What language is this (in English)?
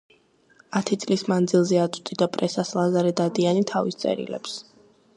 Georgian